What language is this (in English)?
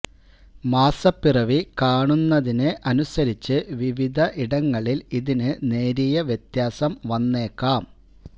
Malayalam